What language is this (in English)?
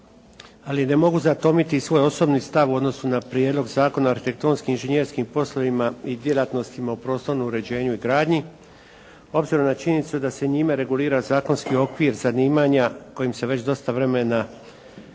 Croatian